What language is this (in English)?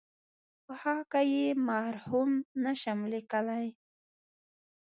Pashto